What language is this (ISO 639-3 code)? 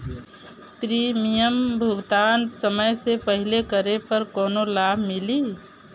bho